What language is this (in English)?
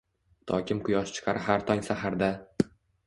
Uzbek